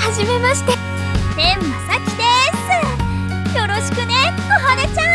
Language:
Japanese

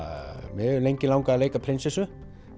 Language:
Icelandic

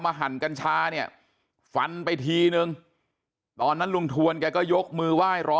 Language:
Thai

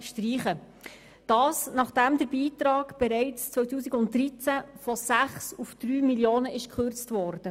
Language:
Swiss German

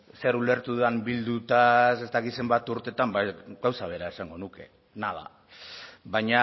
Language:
Basque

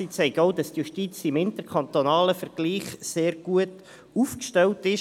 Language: Swiss German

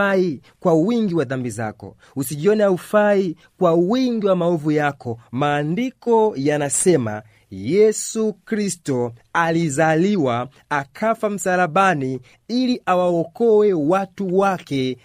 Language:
Swahili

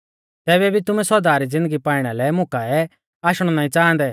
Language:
Mahasu Pahari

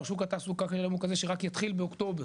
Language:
Hebrew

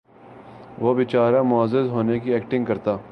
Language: Urdu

